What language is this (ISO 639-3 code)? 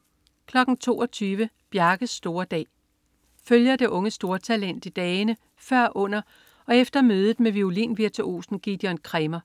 dan